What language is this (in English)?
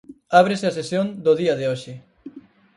Galician